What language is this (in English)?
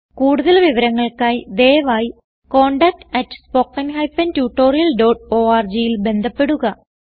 Malayalam